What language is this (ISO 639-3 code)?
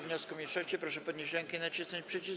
pol